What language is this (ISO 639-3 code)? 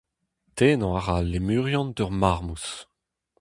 bre